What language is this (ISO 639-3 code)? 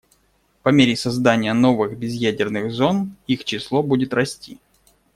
rus